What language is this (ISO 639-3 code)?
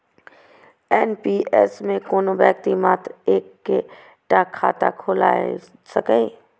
mai